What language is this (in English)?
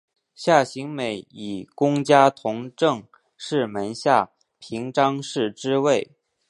Chinese